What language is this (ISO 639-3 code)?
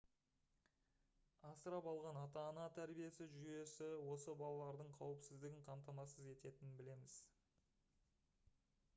kaz